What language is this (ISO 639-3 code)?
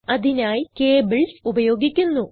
mal